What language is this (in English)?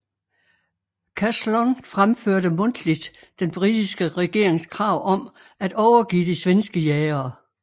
Danish